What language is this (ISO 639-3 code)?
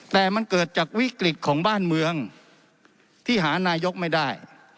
tha